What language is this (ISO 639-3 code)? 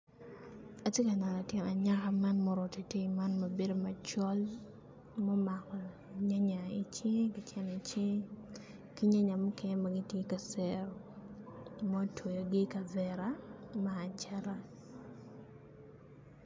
ach